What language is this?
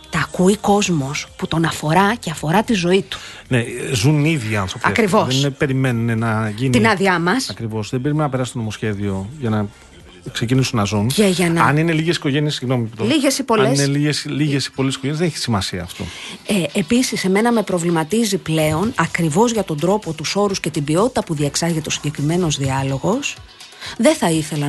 Greek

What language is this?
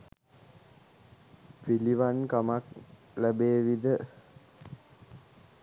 Sinhala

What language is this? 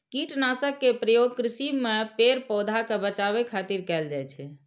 Maithili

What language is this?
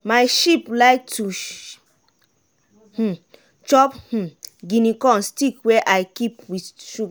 Nigerian Pidgin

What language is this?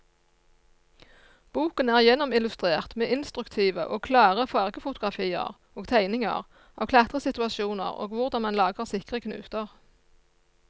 Norwegian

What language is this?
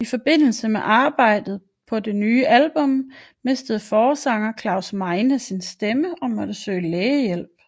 Danish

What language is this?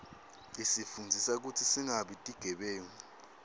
Swati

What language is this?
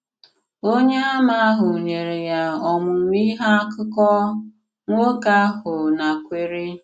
Igbo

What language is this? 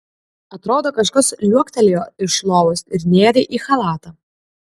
Lithuanian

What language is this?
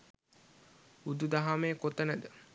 Sinhala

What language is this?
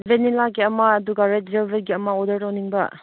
Manipuri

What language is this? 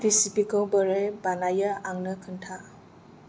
Bodo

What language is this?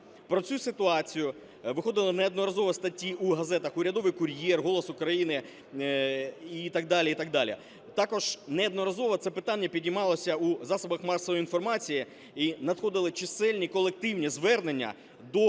Ukrainian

